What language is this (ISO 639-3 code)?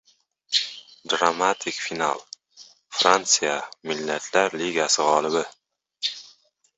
uzb